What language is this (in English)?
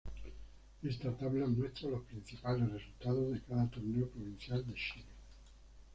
Spanish